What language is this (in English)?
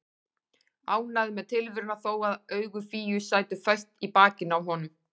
Icelandic